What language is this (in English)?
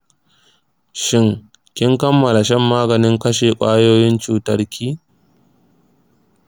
Hausa